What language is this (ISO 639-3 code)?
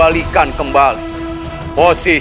ind